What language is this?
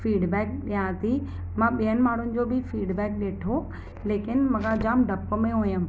Sindhi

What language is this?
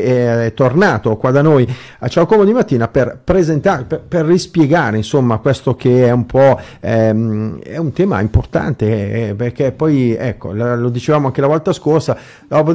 Italian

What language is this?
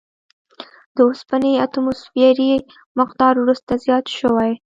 Pashto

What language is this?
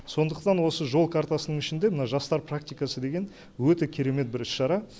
Kazakh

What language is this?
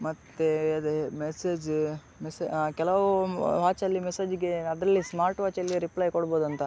Kannada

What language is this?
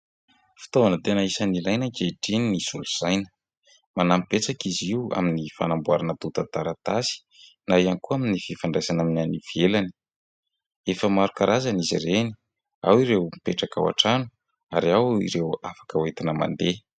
Malagasy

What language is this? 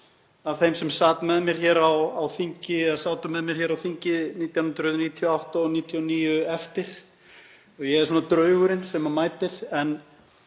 Icelandic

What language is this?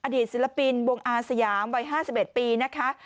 Thai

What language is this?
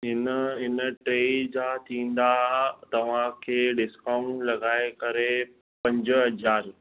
Sindhi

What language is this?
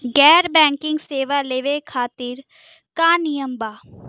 Bhojpuri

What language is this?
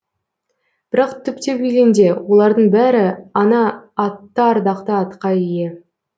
Kazakh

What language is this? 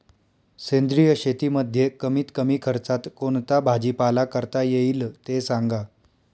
Marathi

